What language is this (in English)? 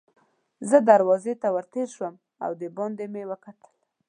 Pashto